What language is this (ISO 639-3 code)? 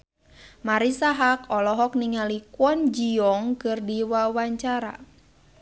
sun